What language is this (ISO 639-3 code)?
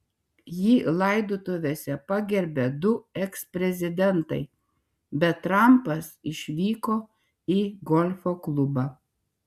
lit